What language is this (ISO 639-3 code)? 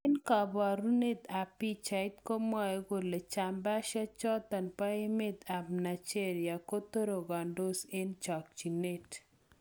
kln